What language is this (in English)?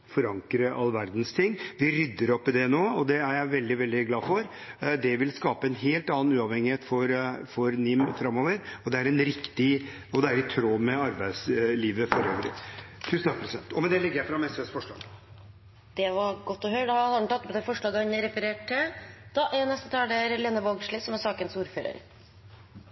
Norwegian